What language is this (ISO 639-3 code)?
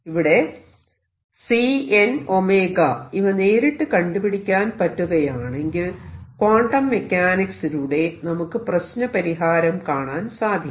mal